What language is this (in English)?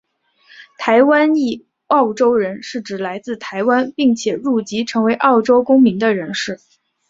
Chinese